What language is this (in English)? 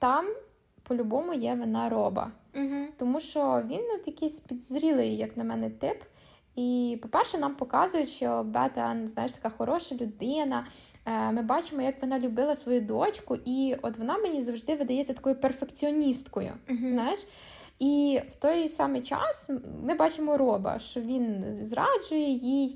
Ukrainian